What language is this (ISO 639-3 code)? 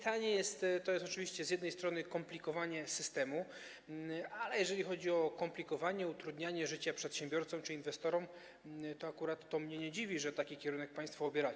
pol